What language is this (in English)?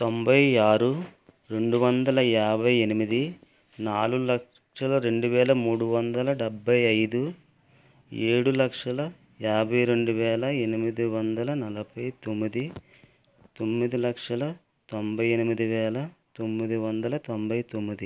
Telugu